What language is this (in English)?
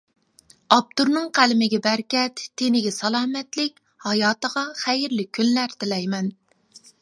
Uyghur